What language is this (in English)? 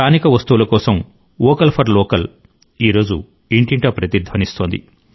Telugu